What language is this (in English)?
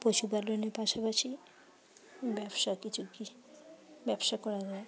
Bangla